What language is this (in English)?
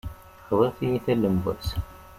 Kabyle